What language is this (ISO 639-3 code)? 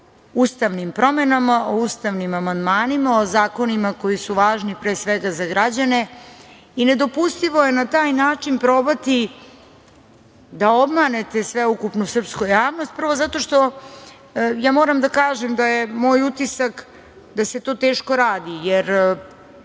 srp